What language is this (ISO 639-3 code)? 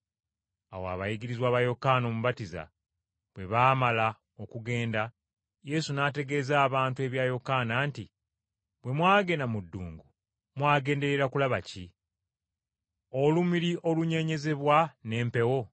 lug